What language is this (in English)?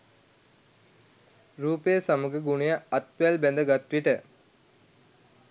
Sinhala